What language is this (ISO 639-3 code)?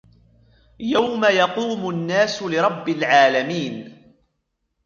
ara